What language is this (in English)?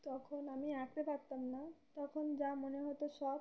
Bangla